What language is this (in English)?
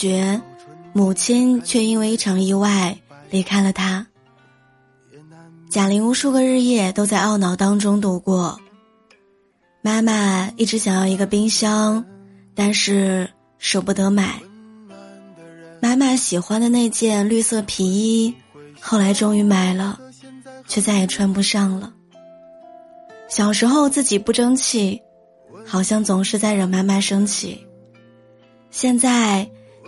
Chinese